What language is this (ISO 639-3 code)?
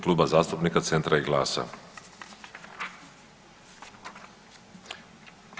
hrv